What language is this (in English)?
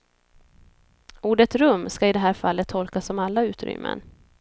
Swedish